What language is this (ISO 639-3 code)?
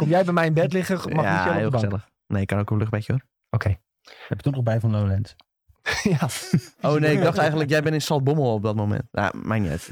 nld